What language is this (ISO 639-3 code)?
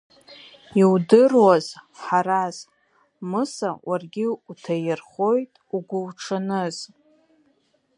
abk